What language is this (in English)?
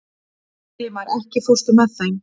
Icelandic